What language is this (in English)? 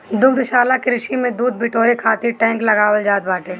Bhojpuri